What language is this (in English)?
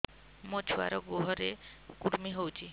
Odia